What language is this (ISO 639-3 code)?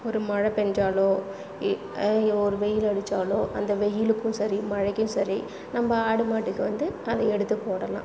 tam